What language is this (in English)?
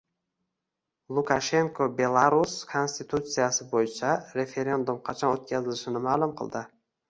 Uzbek